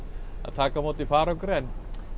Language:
Icelandic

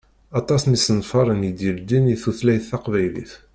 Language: Kabyle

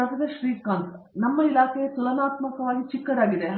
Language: Kannada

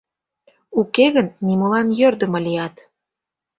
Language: Mari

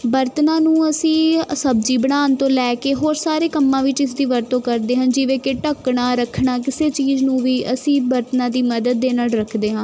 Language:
Punjabi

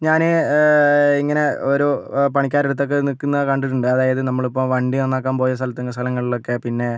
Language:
Malayalam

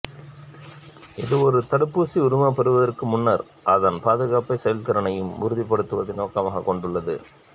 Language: Tamil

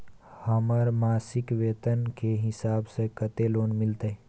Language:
Maithili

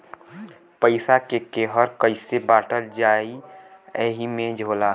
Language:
Bhojpuri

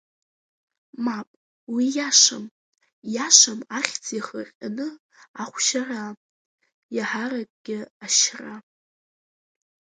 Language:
Abkhazian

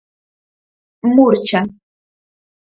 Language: Galician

